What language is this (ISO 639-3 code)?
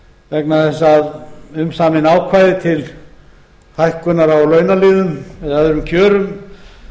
isl